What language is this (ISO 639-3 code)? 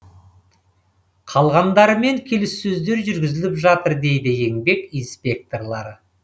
kaz